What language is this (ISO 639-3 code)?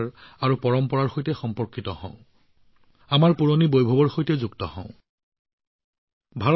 asm